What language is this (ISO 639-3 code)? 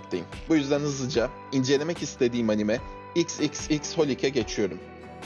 tur